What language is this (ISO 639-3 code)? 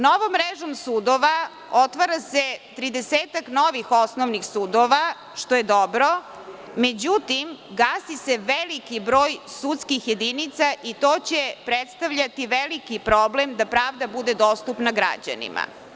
srp